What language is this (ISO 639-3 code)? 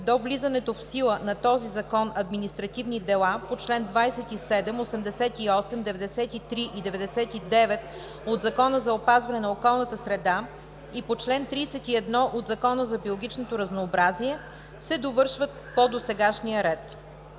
bul